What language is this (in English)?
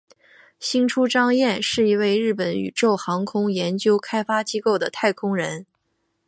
Chinese